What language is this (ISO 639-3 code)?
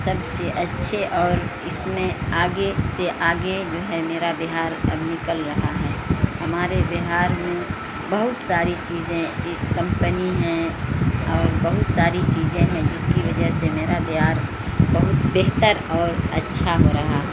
urd